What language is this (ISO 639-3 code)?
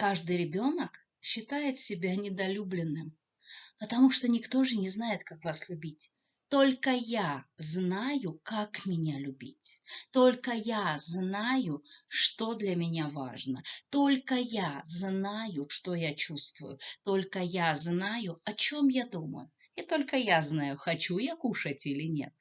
rus